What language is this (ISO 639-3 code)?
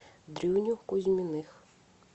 rus